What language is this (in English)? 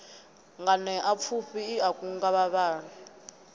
Venda